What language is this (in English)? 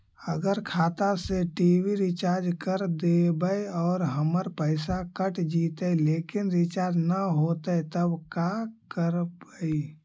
Magahi